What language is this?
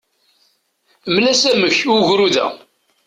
Kabyle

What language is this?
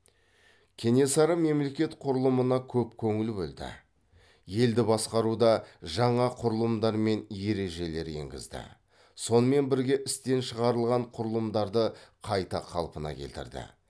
Kazakh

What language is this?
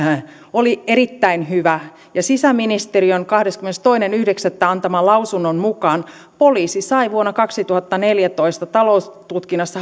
Finnish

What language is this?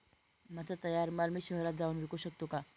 Marathi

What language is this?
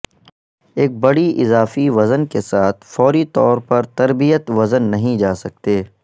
Urdu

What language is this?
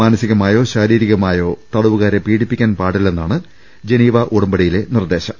Malayalam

